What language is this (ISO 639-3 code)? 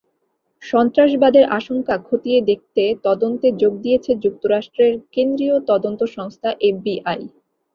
ben